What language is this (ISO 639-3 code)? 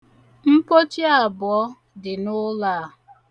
ibo